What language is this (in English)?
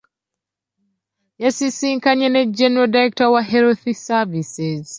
Ganda